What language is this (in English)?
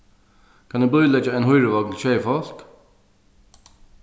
Faroese